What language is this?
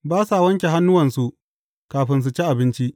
Hausa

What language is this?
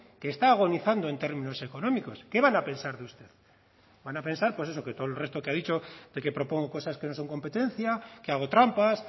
Spanish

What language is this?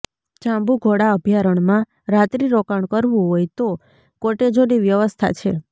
Gujarati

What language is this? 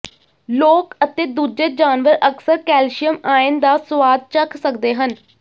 Punjabi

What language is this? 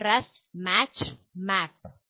Malayalam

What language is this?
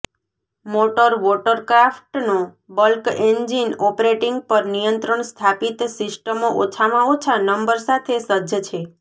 Gujarati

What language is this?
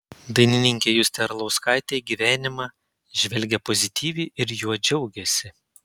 Lithuanian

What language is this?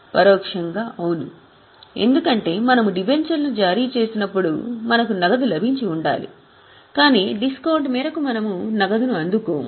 Telugu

